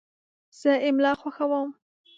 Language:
Pashto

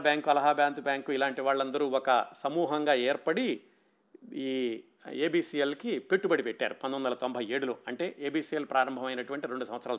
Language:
Telugu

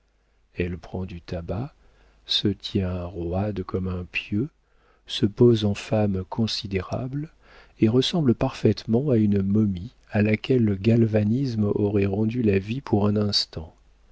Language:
French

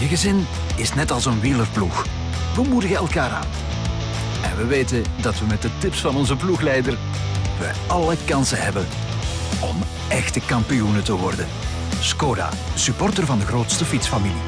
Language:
Dutch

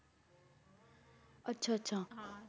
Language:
Punjabi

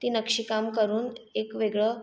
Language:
Marathi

